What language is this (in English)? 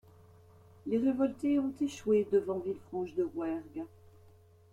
French